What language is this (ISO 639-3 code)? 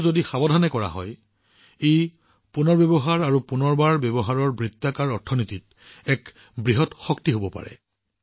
asm